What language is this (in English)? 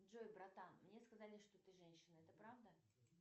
Russian